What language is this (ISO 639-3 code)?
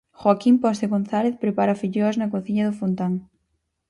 glg